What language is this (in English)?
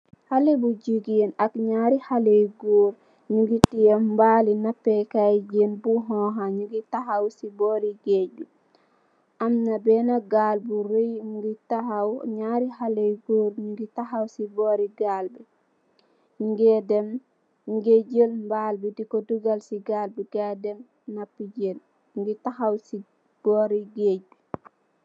Wolof